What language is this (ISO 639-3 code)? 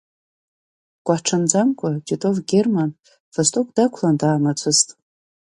abk